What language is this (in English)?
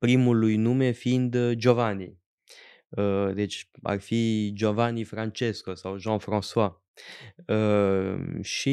Romanian